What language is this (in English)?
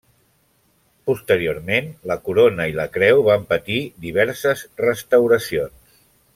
Catalan